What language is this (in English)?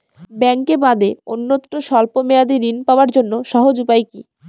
Bangla